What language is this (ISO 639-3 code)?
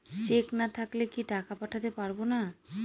ben